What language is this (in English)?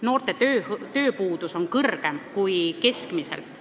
Estonian